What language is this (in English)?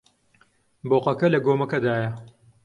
Central Kurdish